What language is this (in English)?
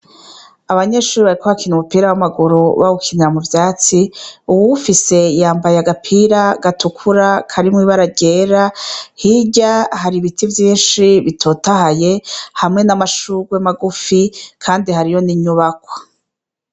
Rundi